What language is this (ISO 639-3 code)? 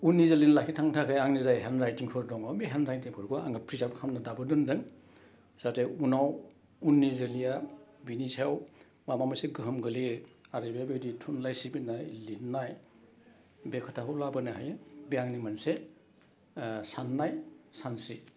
brx